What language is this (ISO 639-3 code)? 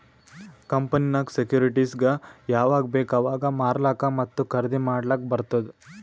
kan